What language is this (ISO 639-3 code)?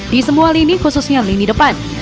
ind